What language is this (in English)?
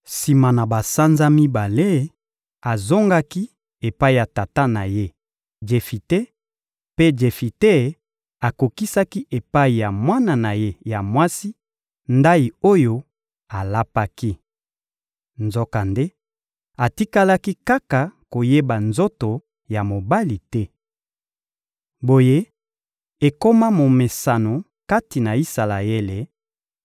Lingala